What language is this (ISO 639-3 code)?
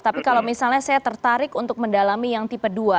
ind